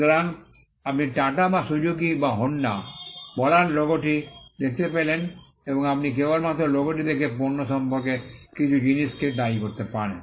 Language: Bangla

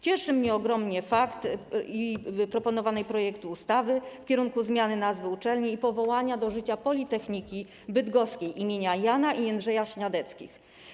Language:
Polish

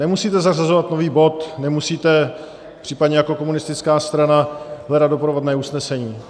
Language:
Czech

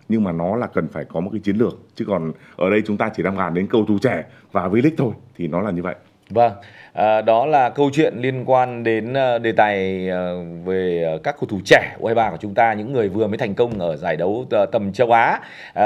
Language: Vietnamese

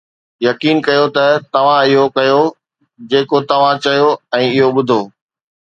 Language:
Sindhi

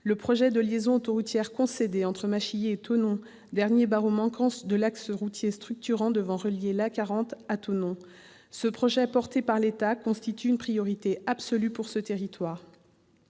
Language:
French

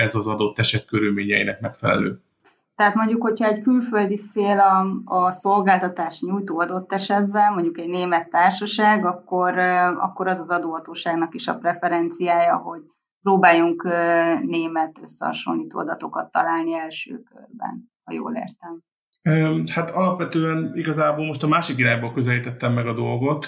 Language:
Hungarian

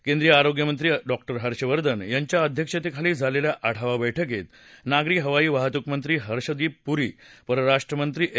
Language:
Marathi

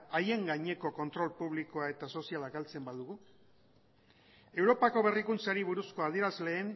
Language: Basque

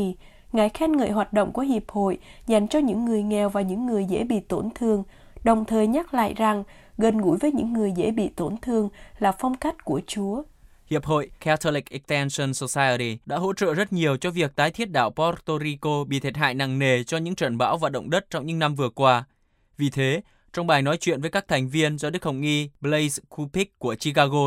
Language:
Vietnamese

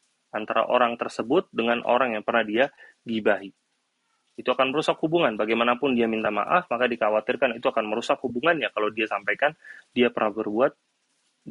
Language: Indonesian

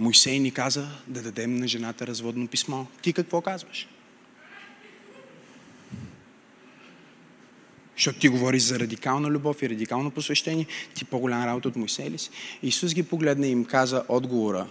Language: Bulgarian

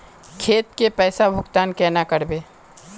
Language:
Magahi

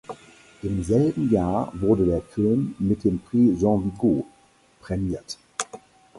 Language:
German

